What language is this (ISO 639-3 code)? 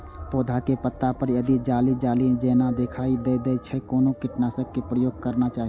mai